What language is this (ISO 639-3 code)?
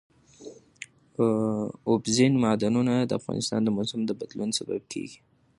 pus